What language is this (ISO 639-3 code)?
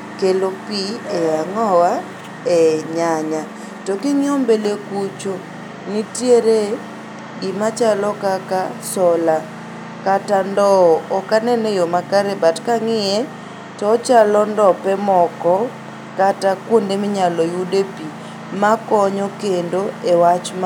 luo